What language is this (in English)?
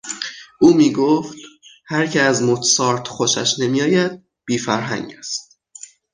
Persian